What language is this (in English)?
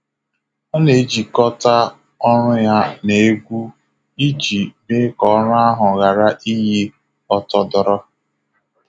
Igbo